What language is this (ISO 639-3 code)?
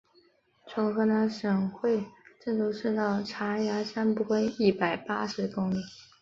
zho